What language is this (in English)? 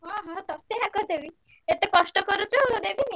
Odia